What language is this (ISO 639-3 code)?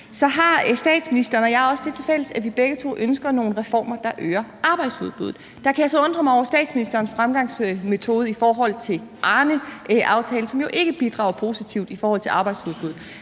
dan